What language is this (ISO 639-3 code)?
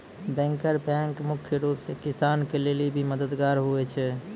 mai